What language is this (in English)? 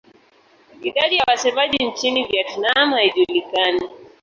Swahili